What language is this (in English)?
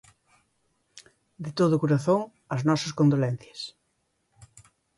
Galician